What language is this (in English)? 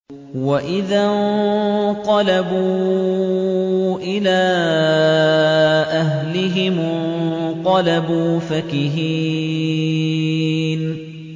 Arabic